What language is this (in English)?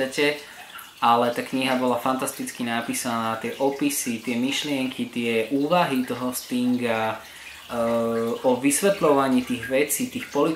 Slovak